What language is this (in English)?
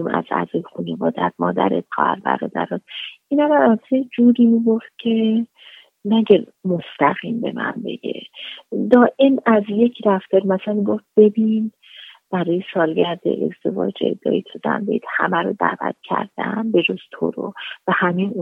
Persian